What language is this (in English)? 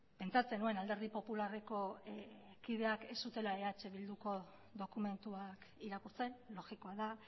Basque